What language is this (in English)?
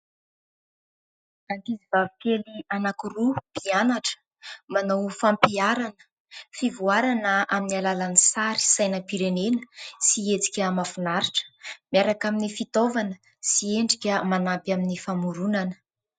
Malagasy